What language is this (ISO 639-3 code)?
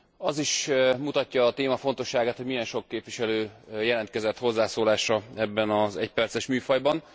hun